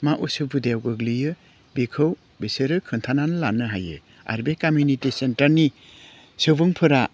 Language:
Bodo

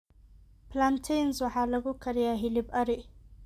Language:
Somali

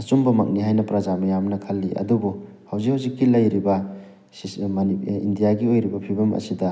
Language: Manipuri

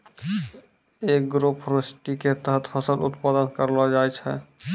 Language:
Maithili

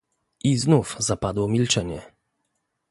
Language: Polish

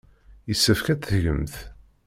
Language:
Kabyle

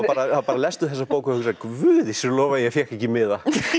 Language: Icelandic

